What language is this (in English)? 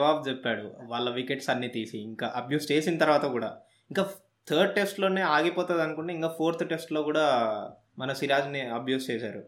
Telugu